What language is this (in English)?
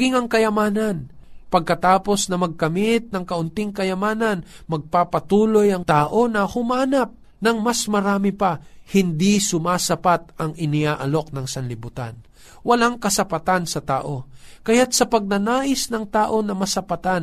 Filipino